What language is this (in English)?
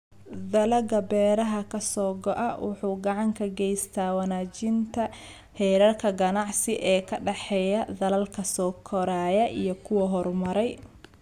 Somali